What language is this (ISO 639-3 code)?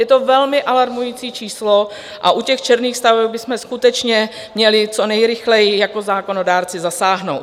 ces